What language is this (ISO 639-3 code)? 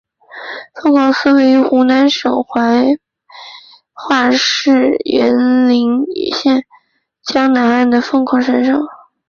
zho